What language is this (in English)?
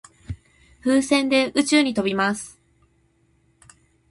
Japanese